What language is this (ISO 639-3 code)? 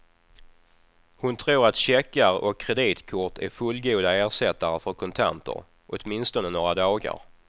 swe